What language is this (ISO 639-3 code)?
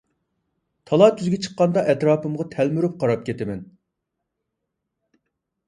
uig